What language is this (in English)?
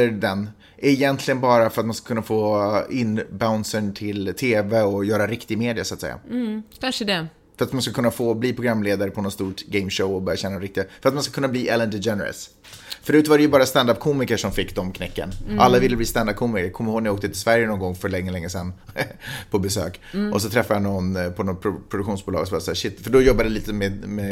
Swedish